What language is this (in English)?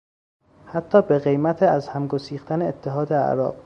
Persian